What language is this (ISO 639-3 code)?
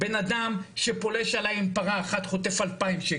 heb